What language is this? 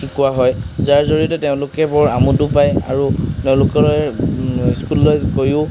Assamese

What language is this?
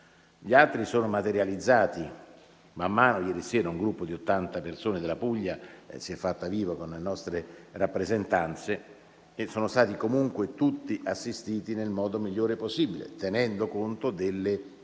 Italian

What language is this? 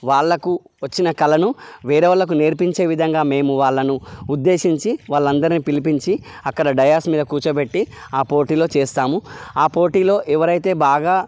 Telugu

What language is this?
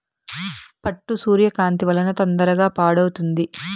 Telugu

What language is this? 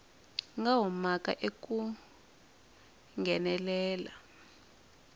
Tsonga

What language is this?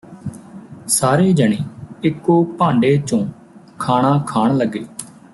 Punjabi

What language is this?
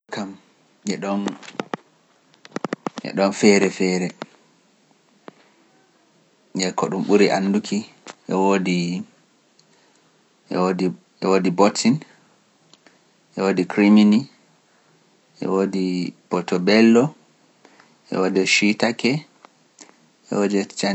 Pular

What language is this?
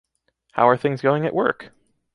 English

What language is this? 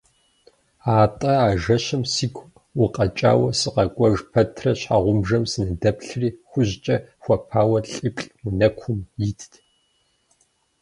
Kabardian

